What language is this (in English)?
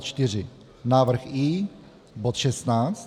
Czech